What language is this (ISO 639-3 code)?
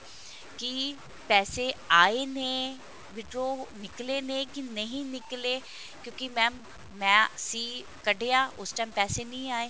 pan